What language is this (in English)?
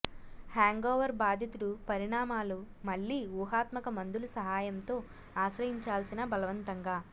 Telugu